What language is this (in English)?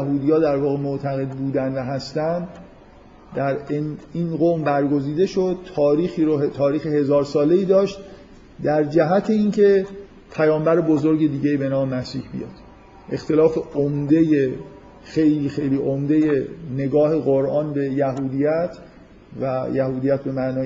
Persian